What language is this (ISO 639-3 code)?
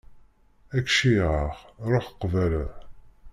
kab